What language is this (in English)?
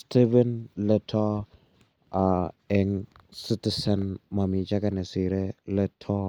Kalenjin